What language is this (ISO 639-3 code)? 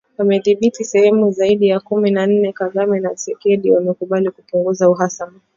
swa